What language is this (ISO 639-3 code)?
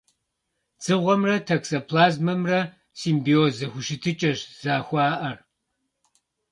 kbd